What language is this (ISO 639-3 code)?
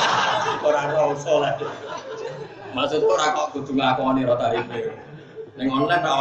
ind